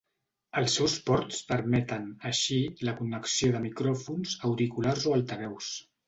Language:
Catalan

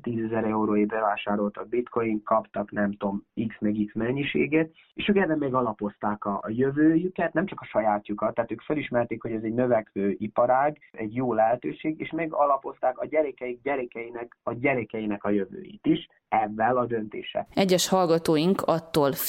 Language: Hungarian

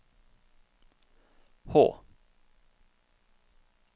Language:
Norwegian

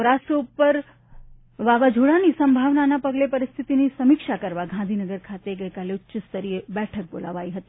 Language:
Gujarati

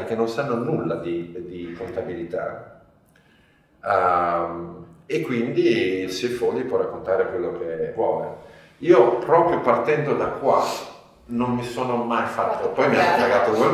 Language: Italian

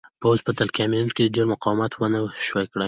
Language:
Pashto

